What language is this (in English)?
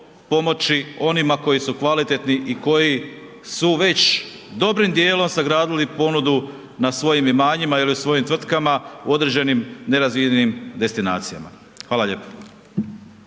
Croatian